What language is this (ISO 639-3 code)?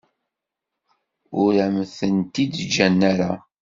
kab